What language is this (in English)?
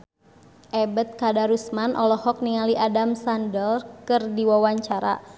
Sundanese